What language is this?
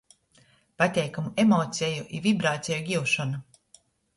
Latgalian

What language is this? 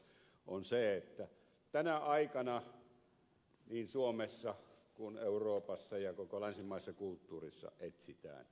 Finnish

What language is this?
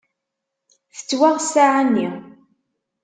Kabyle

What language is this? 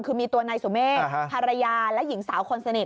Thai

